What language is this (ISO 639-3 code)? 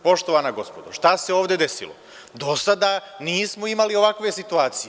srp